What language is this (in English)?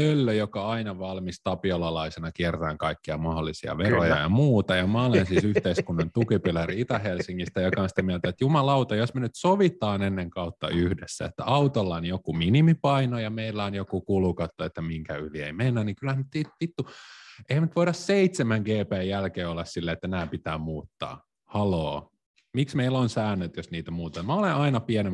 Finnish